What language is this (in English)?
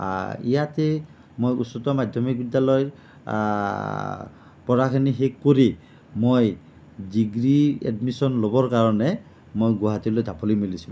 Assamese